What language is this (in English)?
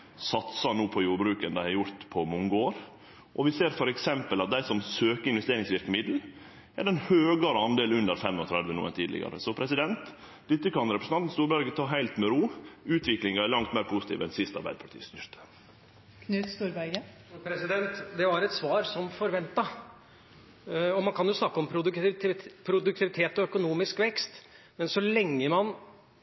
Norwegian